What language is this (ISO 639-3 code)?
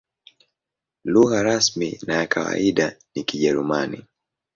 swa